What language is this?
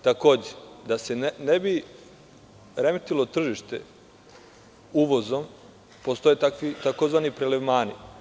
Serbian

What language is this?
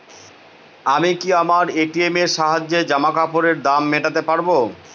Bangla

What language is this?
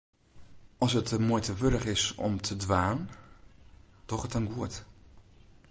Western Frisian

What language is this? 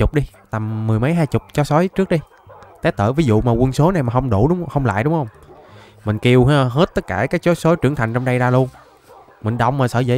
Vietnamese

